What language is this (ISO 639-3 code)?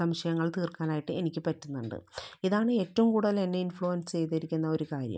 mal